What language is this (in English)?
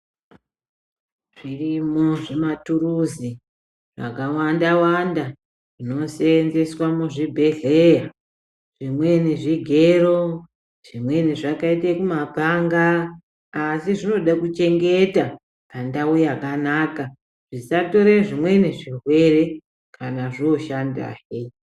Ndau